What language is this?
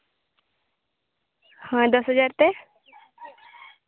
Santali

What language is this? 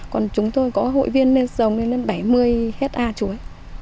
Vietnamese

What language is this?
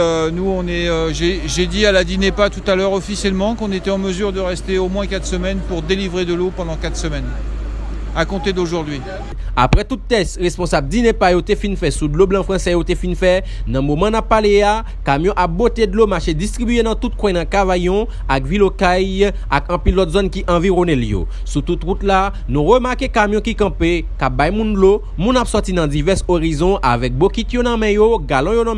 French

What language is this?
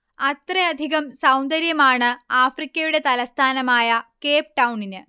Malayalam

